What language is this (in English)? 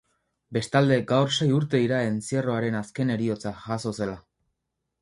Basque